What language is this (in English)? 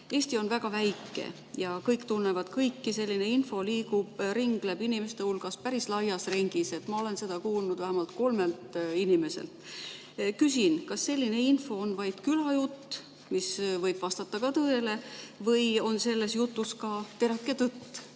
Estonian